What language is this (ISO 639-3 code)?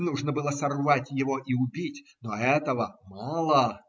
rus